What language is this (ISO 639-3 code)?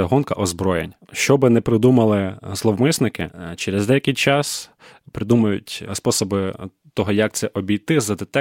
ukr